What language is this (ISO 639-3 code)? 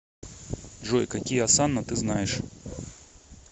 rus